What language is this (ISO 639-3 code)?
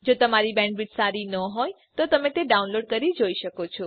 guj